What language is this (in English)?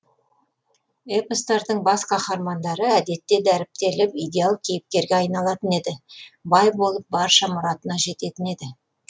Kazakh